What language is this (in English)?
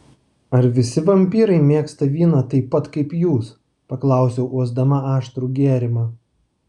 Lithuanian